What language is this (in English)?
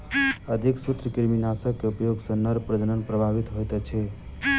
Maithili